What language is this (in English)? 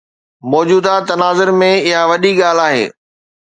Sindhi